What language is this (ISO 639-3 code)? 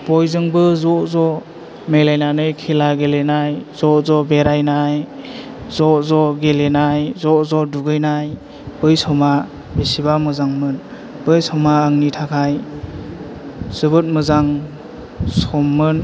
brx